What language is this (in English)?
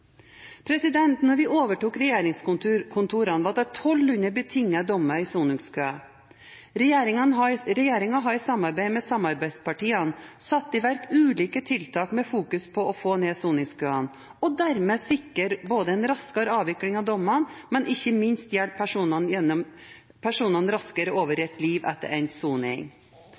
Norwegian Bokmål